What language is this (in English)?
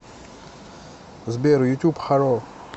Russian